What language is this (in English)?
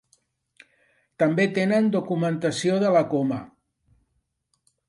Catalan